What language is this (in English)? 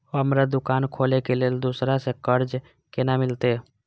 Maithili